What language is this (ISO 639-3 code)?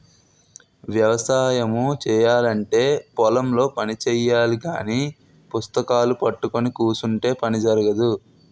tel